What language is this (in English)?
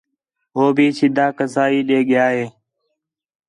Khetrani